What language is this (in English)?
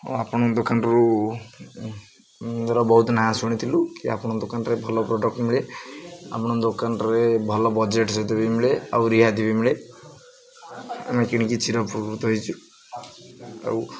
Odia